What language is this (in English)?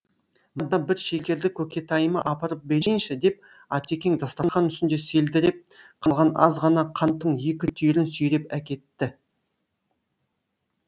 Kazakh